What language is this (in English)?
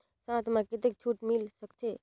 Chhattisgarhi